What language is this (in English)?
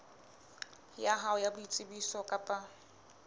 Southern Sotho